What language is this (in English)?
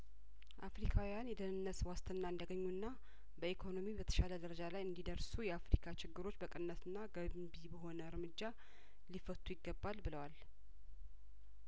Amharic